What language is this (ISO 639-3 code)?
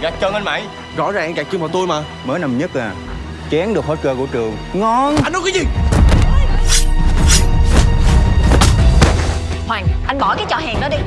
vie